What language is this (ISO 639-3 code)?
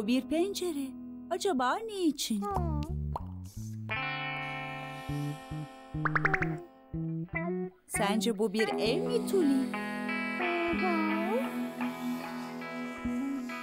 tur